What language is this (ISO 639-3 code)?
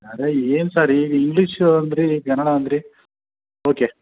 kan